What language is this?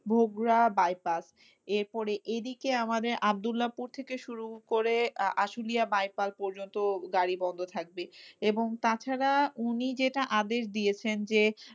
Bangla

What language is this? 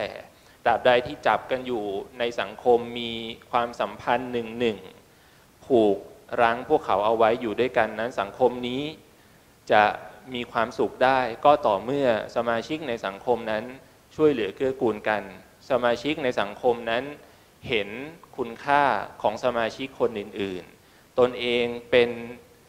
Thai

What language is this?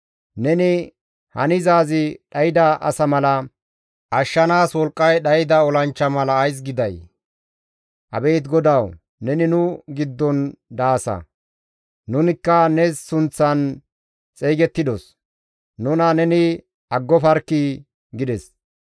Gamo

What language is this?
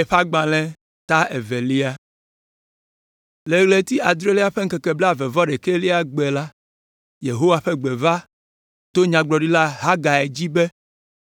Ewe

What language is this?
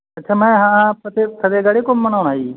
Punjabi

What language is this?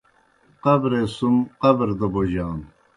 Kohistani Shina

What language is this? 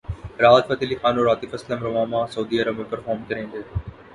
Urdu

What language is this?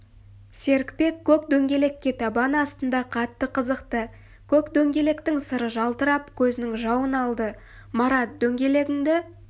Kazakh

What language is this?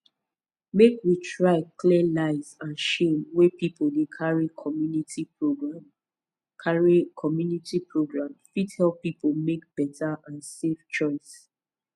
Nigerian Pidgin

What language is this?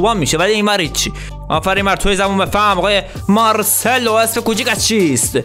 Persian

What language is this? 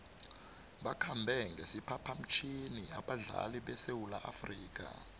South Ndebele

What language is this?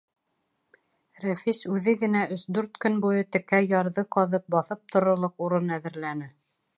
Bashkir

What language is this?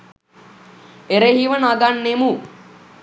Sinhala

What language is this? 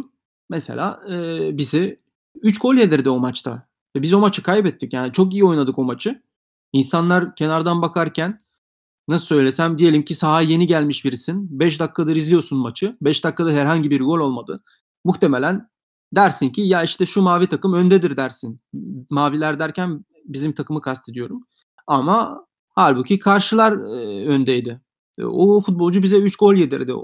Turkish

